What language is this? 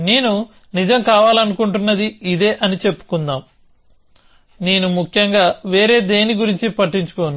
Telugu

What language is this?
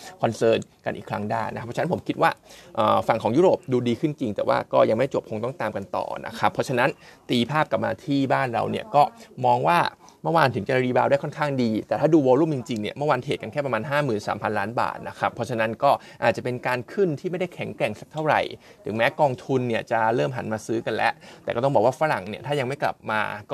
Thai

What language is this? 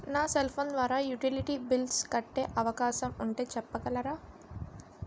Telugu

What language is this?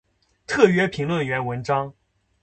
Chinese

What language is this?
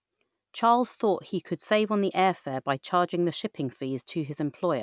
English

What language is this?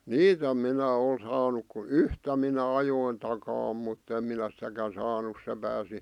Finnish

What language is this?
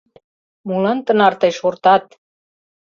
Mari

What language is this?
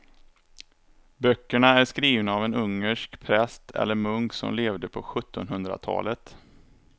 Swedish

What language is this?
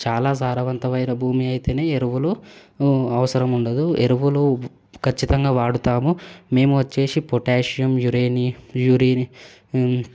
Telugu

